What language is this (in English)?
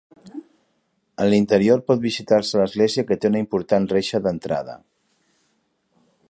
Catalan